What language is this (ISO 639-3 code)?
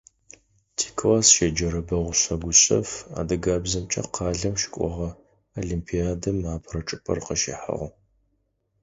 ady